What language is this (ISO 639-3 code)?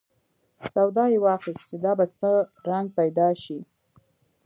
pus